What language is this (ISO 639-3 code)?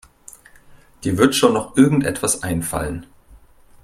deu